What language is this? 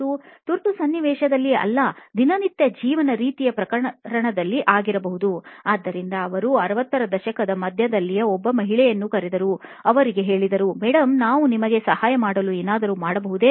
Kannada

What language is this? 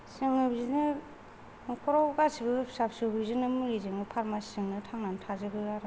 Bodo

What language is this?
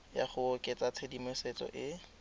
Tswana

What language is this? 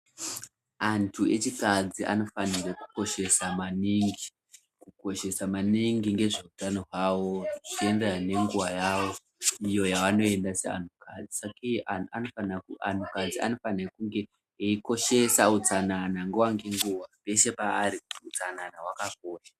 Ndau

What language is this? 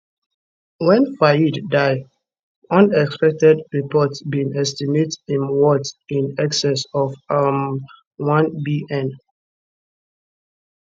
Nigerian Pidgin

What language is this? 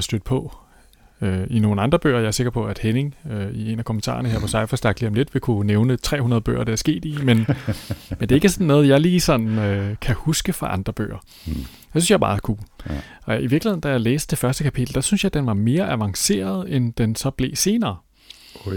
Danish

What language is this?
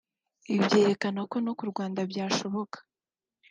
Kinyarwanda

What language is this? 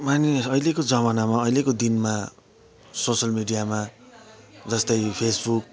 Nepali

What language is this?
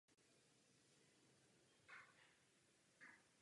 Czech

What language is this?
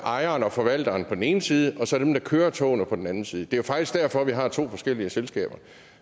Danish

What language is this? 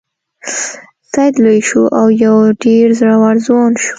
Pashto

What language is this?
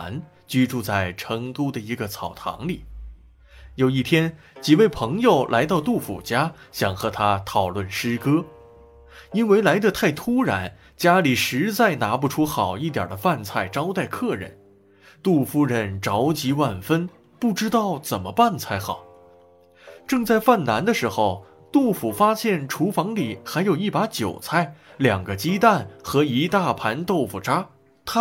Chinese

